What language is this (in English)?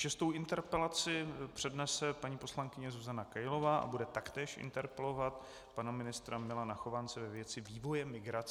Czech